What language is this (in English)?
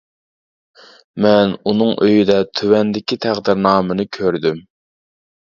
Uyghur